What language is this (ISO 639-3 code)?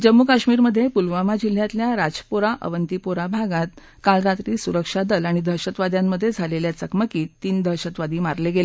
mar